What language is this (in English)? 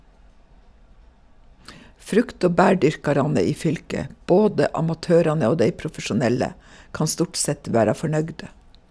Norwegian